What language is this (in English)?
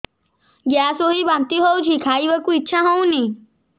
Odia